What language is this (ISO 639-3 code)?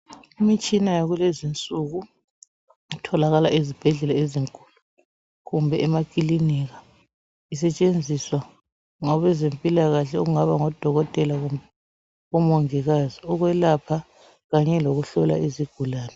nde